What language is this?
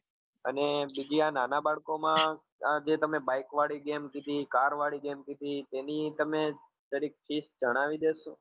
Gujarati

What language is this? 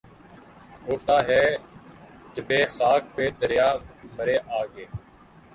Urdu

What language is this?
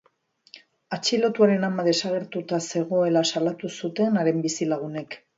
Basque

